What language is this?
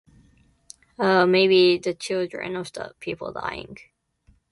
English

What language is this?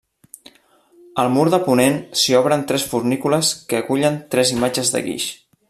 Catalan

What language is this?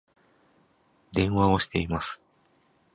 Japanese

